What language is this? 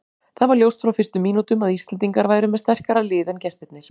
Icelandic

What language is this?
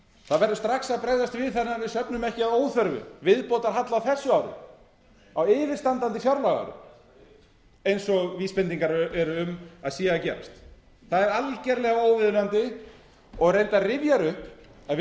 Icelandic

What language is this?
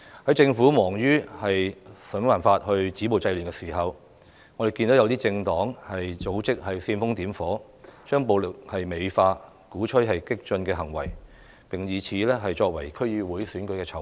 Cantonese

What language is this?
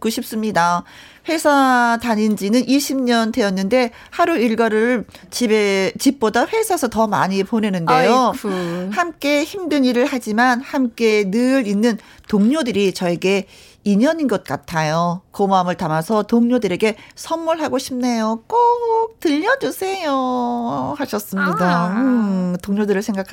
Korean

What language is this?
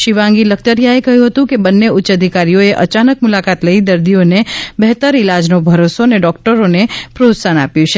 Gujarati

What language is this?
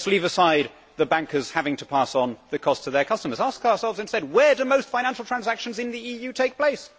English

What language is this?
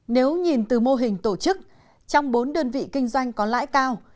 Vietnamese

